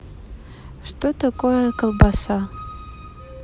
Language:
Russian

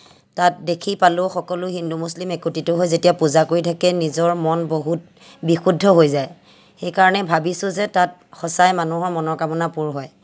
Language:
Assamese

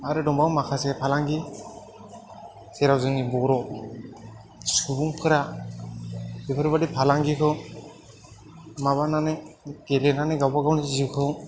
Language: Bodo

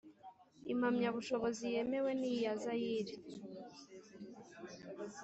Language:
Kinyarwanda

